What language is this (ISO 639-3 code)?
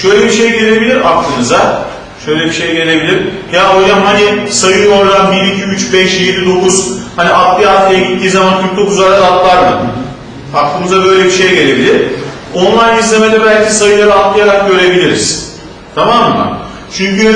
tur